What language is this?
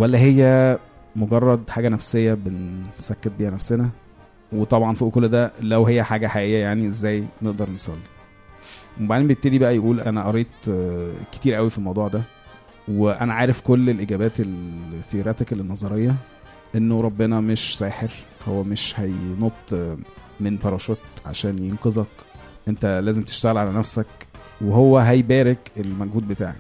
Arabic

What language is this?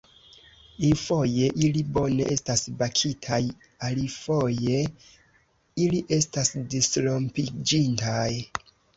Esperanto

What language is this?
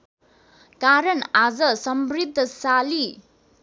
Nepali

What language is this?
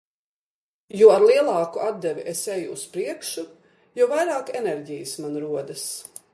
Latvian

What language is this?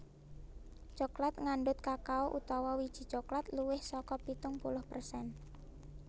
Javanese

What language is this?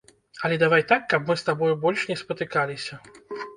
Belarusian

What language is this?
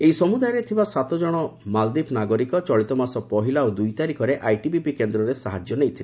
Odia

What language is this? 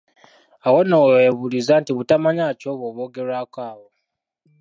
Ganda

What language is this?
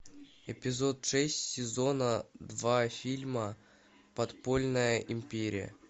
Russian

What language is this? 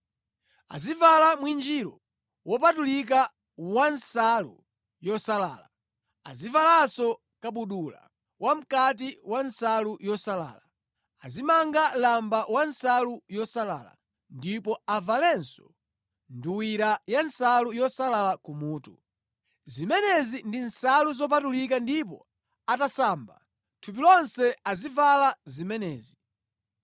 Nyanja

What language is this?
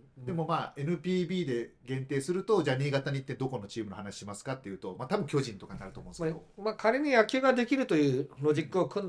Japanese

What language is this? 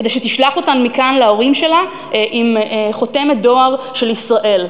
Hebrew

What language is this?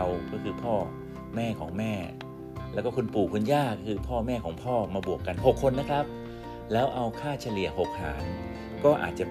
Thai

